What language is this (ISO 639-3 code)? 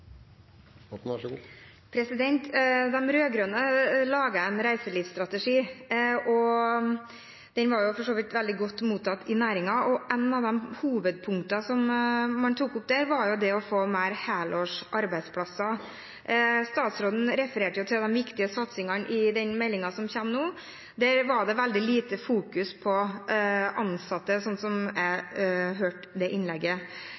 nob